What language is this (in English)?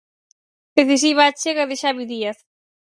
Galician